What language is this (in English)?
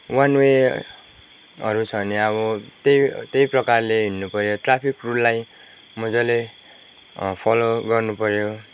Nepali